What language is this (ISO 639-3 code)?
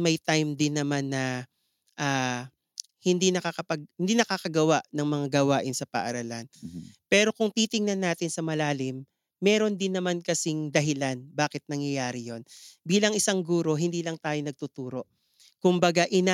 fil